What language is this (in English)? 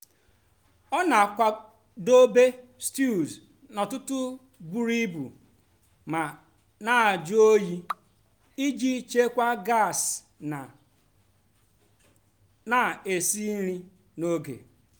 Igbo